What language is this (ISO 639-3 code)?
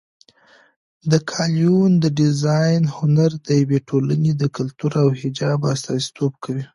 pus